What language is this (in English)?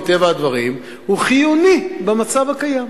Hebrew